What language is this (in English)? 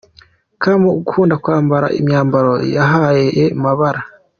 Kinyarwanda